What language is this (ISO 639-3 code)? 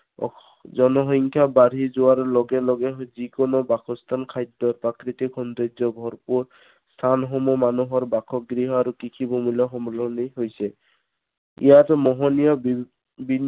asm